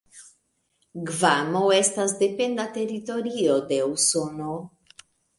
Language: Esperanto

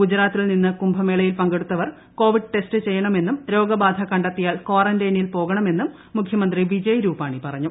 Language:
Malayalam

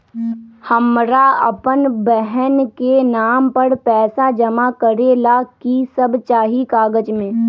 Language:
Magahi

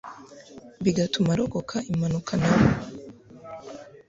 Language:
Kinyarwanda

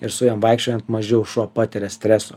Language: Lithuanian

